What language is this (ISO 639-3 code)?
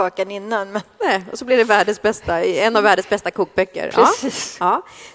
swe